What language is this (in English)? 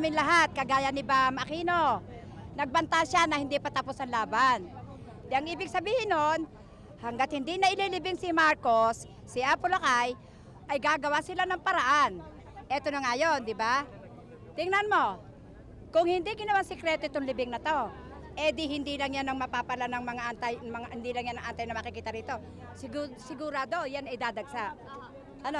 Filipino